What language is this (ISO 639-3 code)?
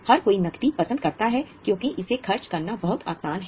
hin